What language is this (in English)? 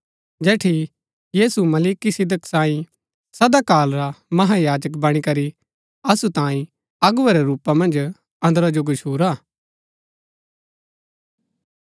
Gaddi